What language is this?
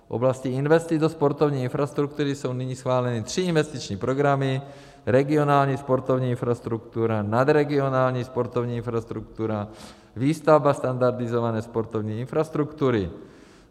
Czech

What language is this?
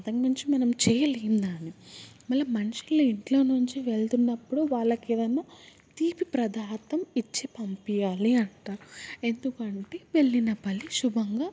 Telugu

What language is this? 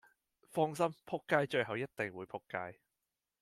Cantonese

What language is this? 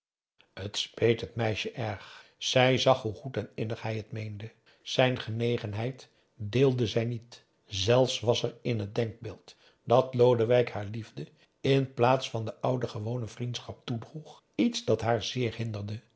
Dutch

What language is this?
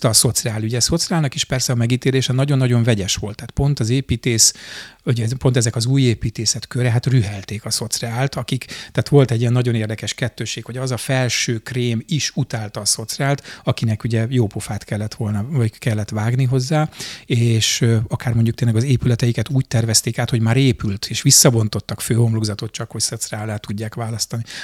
Hungarian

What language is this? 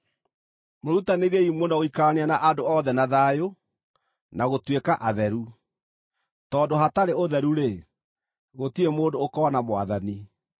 Kikuyu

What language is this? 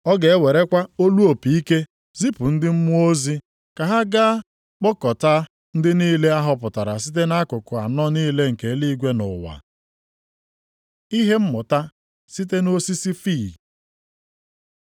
Igbo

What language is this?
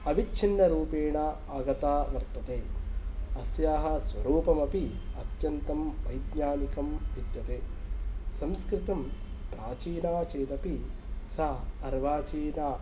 Sanskrit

